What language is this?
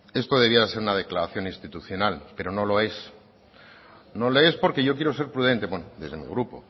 Spanish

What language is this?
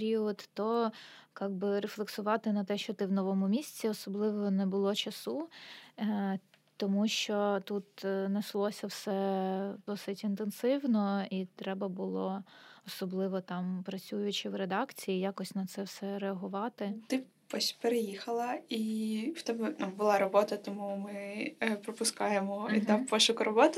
Ukrainian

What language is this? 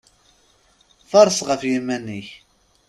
Kabyle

